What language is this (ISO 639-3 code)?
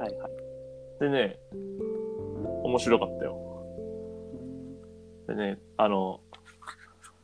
jpn